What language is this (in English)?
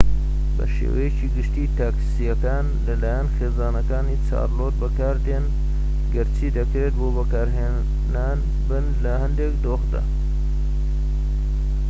Central Kurdish